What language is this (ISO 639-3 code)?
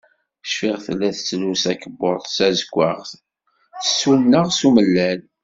kab